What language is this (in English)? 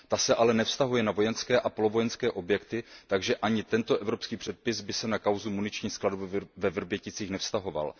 Czech